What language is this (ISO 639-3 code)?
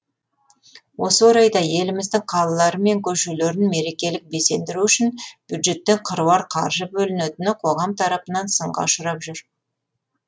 kaz